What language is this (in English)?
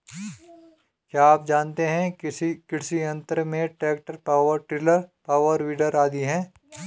Hindi